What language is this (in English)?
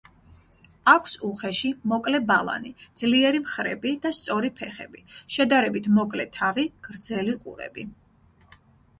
Georgian